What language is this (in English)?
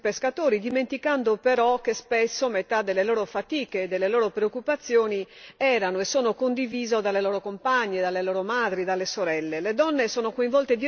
Italian